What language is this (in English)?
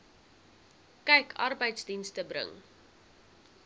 Afrikaans